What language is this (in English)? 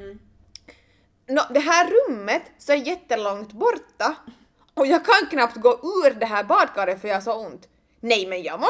Swedish